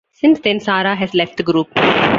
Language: English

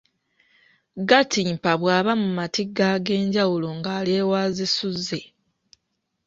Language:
Ganda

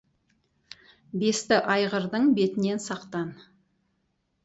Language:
Kazakh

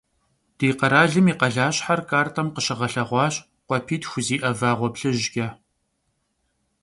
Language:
Kabardian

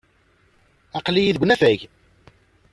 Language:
Kabyle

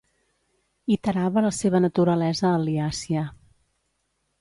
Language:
Catalan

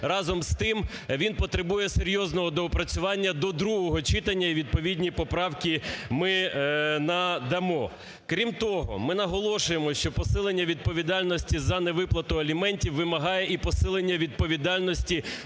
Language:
Ukrainian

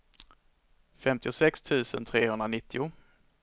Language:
Swedish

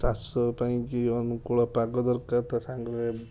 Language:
Odia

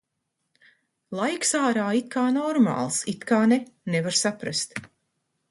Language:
Latvian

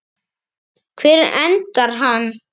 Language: Icelandic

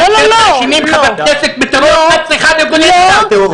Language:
Hebrew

